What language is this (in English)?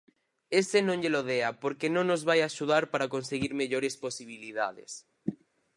Galician